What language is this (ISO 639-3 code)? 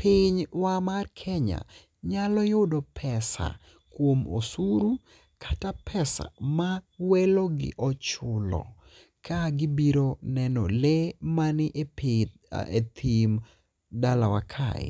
luo